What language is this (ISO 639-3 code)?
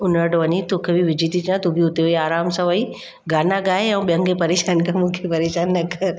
snd